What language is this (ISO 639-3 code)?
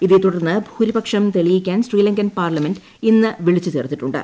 mal